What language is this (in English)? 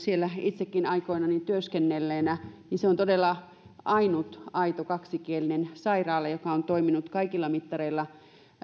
Finnish